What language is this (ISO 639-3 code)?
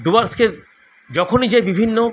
ben